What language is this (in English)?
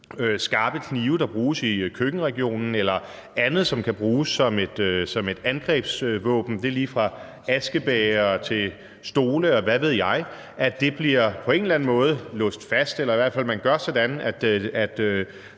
Danish